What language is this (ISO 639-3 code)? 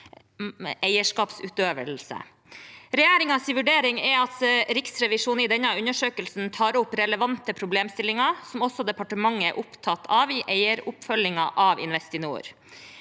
nor